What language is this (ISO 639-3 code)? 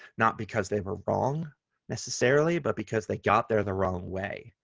eng